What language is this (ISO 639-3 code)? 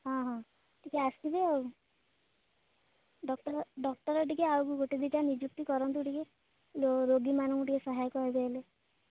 ori